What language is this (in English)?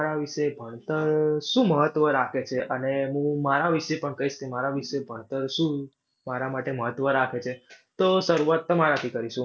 Gujarati